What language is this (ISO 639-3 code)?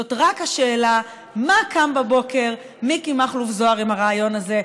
heb